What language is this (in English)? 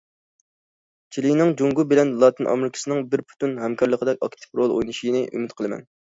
Uyghur